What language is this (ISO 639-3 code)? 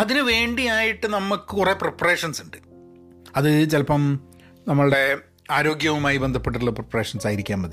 mal